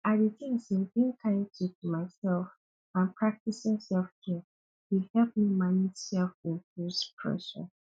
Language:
Nigerian Pidgin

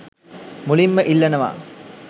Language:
Sinhala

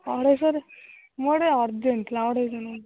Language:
Odia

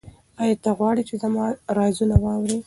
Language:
Pashto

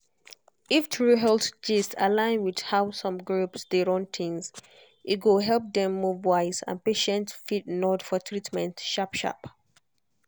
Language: Nigerian Pidgin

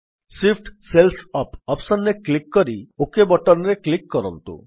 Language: Odia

